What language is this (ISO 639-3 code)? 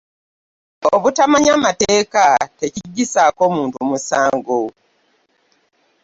lug